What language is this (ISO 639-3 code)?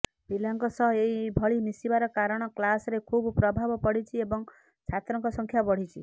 ori